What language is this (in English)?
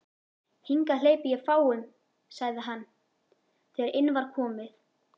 Icelandic